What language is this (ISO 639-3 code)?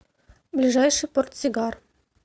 rus